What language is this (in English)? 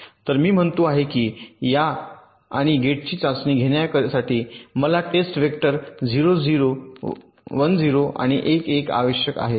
Marathi